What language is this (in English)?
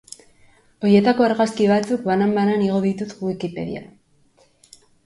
Basque